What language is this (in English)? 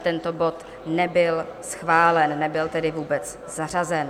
Czech